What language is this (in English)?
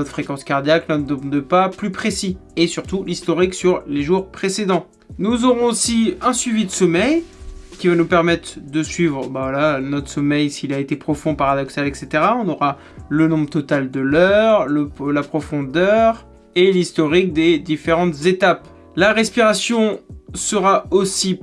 French